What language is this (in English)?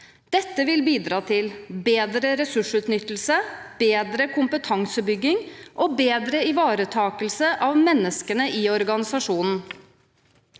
Norwegian